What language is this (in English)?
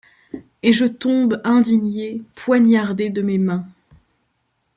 French